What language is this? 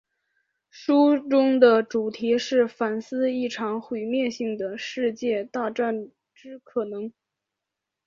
Chinese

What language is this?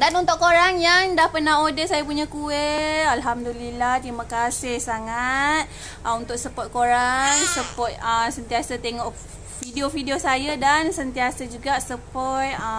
Malay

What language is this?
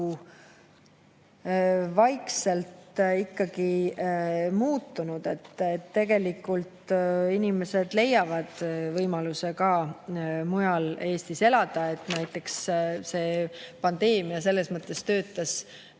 Estonian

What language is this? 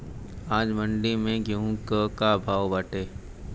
Bhojpuri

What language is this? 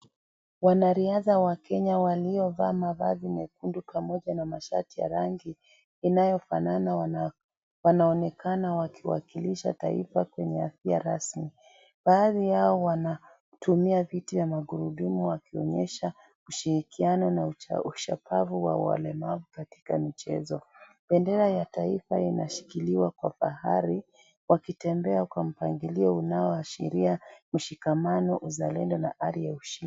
Swahili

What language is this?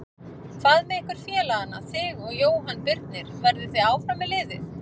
Icelandic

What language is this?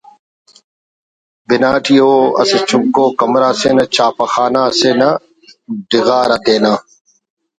Brahui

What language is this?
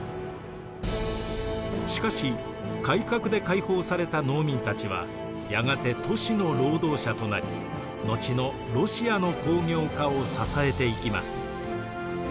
Japanese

